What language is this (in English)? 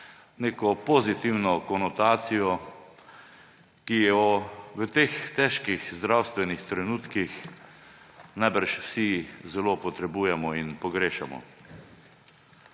Slovenian